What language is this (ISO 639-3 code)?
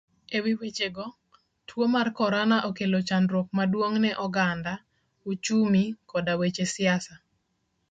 luo